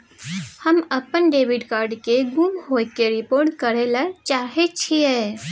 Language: Maithili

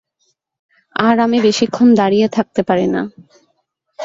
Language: Bangla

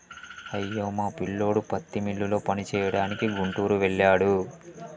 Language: Telugu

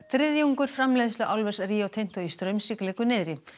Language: Icelandic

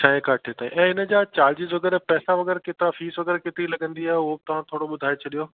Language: Sindhi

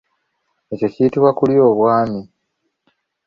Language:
Ganda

